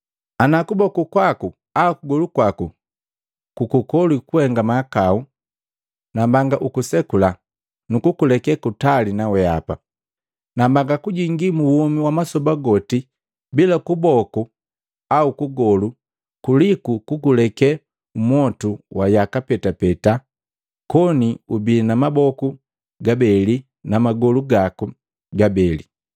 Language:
Matengo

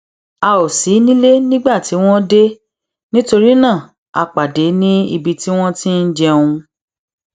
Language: Yoruba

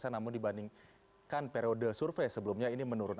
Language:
Indonesian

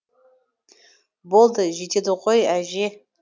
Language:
Kazakh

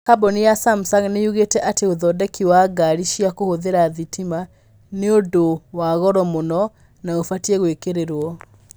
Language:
Kikuyu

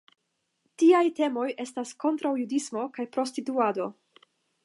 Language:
Esperanto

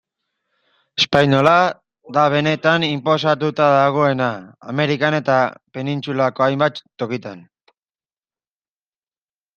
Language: Basque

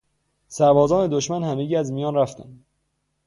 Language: Persian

